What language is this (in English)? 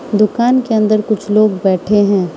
Hindi